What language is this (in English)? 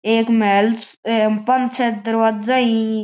Marwari